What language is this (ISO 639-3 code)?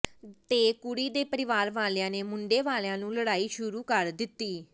pan